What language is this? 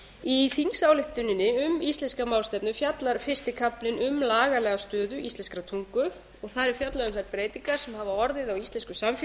Icelandic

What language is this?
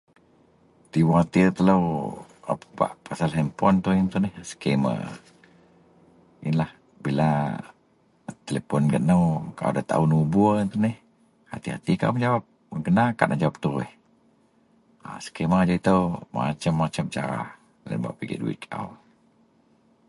Central Melanau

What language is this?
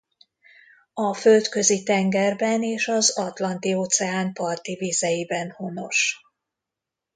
Hungarian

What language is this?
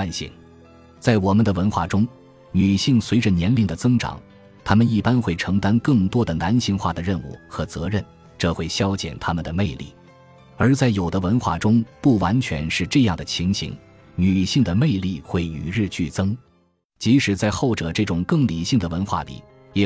Chinese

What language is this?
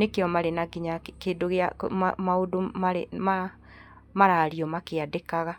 Kikuyu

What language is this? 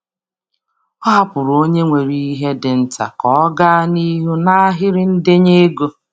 Igbo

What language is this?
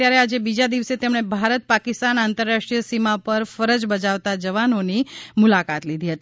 Gujarati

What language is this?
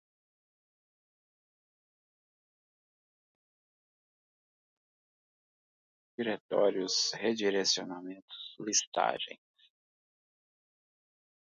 Portuguese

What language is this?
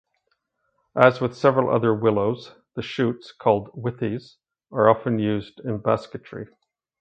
English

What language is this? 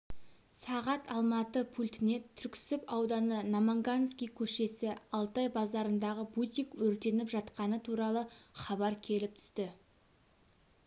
Kazakh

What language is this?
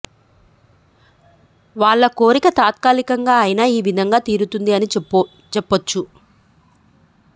Telugu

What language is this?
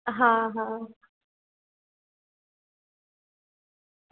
Gujarati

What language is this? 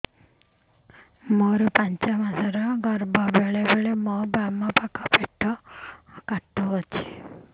Odia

